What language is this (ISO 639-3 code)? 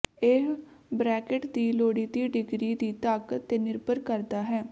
pan